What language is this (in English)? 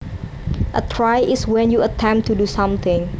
Javanese